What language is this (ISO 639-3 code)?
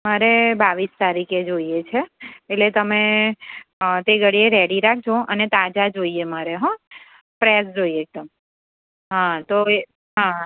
guj